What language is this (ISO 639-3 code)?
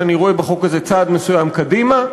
heb